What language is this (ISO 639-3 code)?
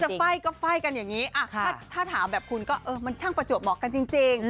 tha